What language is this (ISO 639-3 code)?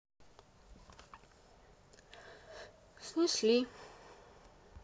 rus